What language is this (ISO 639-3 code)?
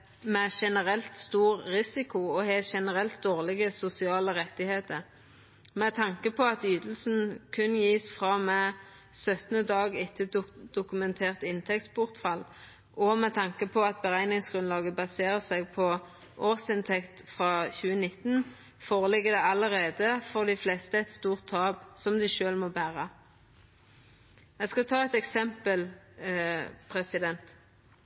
nno